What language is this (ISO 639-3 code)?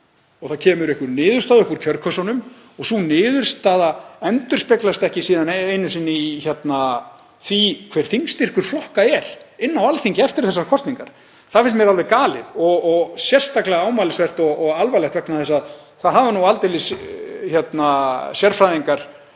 isl